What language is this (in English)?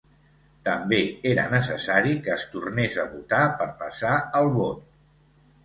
Catalan